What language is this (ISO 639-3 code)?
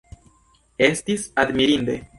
epo